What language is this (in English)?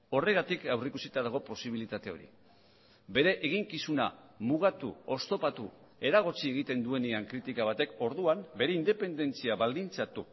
Basque